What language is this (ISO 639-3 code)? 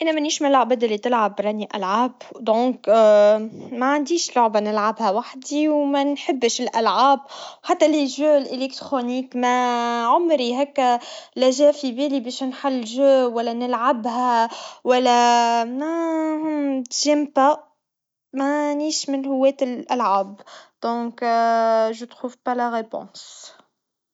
aeb